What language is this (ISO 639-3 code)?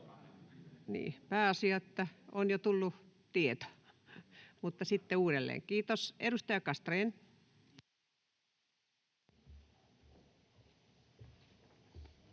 fin